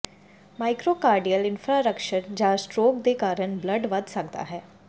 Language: Punjabi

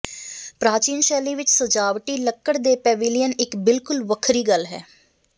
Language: Punjabi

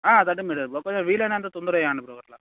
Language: Telugu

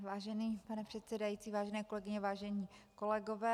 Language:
Czech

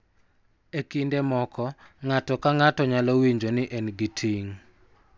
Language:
Luo (Kenya and Tanzania)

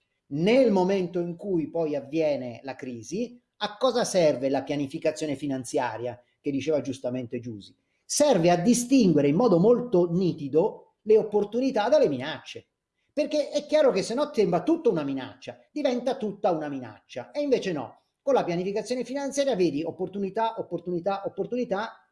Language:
Italian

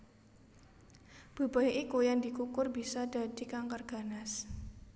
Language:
Javanese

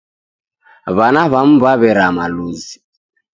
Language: Taita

